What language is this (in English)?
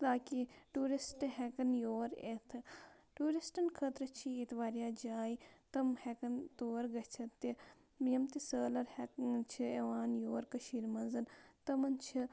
Kashmiri